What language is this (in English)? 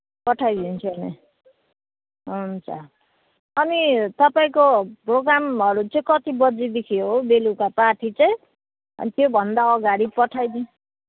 Nepali